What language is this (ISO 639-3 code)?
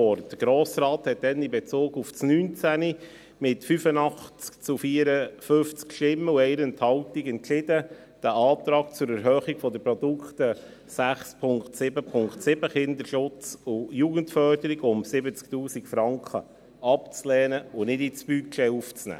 gsw